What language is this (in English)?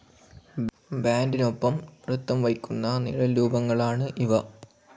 Malayalam